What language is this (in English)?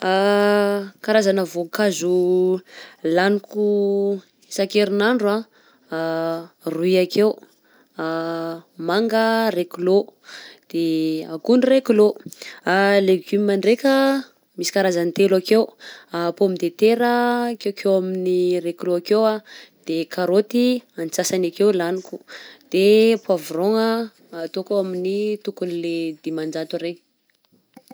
Southern Betsimisaraka Malagasy